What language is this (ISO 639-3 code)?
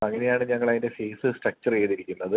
mal